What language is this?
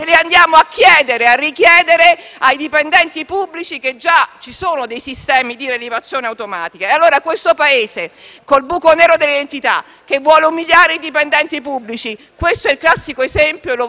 Italian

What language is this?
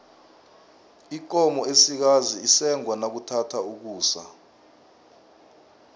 South Ndebele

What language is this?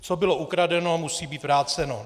Czech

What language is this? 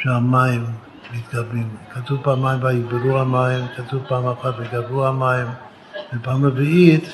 Hebrew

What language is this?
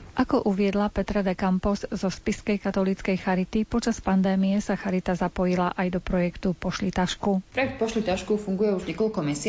Slovak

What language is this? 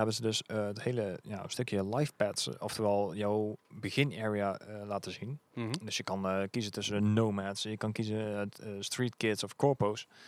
Dutch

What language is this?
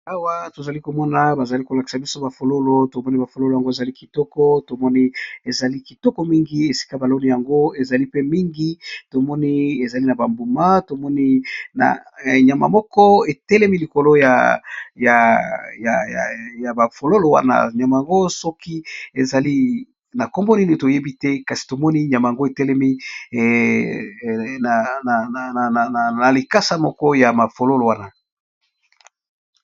Lingala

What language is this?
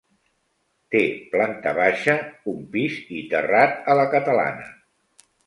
Catalan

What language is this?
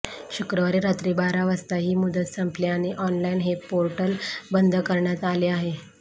Marathi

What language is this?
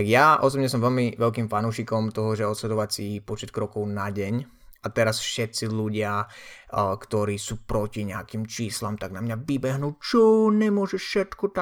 Slovak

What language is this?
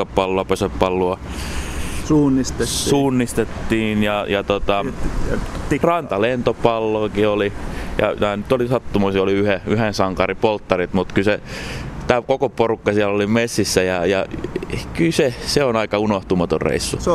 Finnish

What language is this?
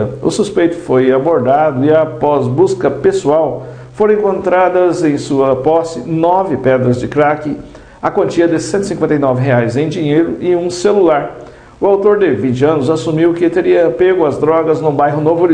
Portuguese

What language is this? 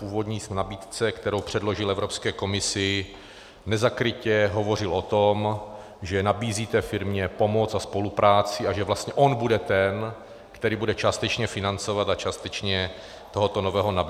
Czech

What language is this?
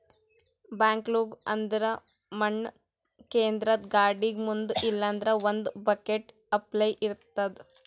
Kannada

